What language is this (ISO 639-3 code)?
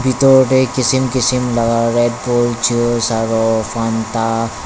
nag